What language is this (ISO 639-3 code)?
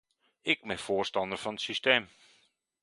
nld